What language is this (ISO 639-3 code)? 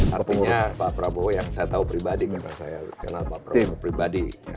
ind